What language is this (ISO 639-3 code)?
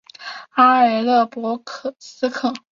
zho